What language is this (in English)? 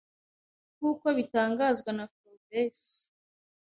Kinyarwanda